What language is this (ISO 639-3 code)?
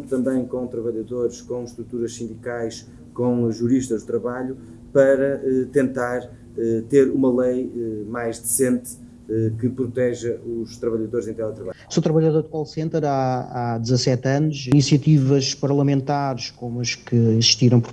por